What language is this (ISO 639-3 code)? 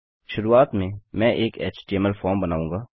hin